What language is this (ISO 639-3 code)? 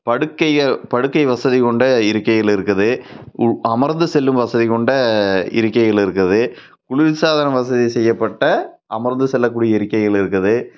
tam